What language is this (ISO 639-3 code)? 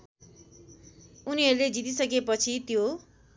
nep